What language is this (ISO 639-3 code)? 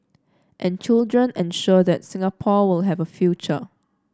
eng